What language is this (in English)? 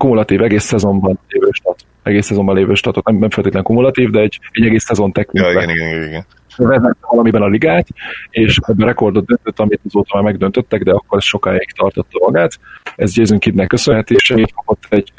Hungarian